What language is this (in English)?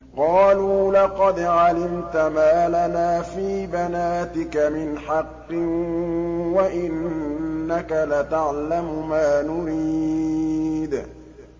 Arabic